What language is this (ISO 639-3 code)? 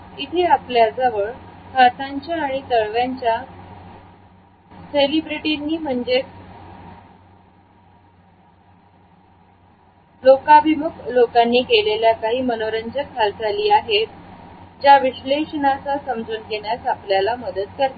mar